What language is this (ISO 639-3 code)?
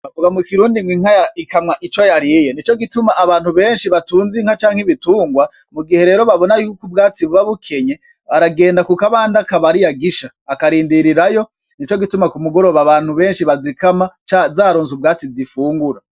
run